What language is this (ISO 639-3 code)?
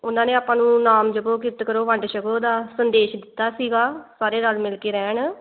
pan